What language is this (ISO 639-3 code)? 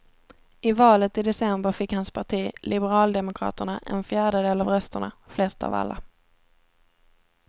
swe